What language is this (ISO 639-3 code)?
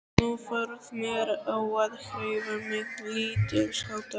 isl